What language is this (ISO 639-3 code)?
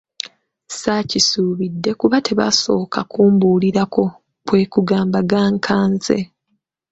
lug